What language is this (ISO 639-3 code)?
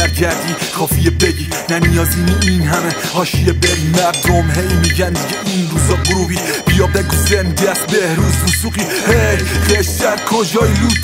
fas